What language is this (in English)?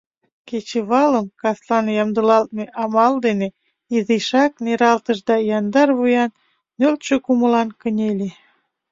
Mari